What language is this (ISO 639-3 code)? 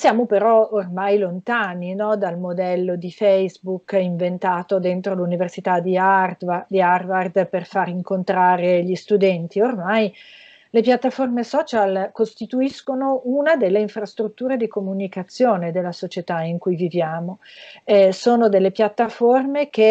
ita